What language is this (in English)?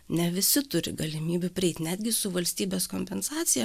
Lithuanian